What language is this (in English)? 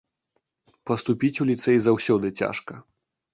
Belarusian